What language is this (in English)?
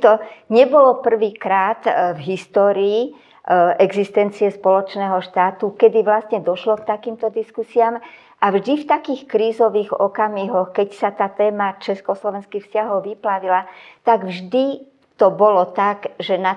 Slovak